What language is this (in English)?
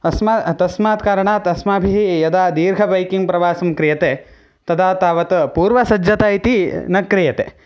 Sanskrit